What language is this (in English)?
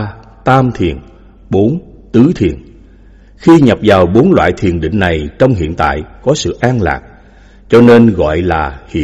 Vietnamese